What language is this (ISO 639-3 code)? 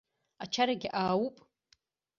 abk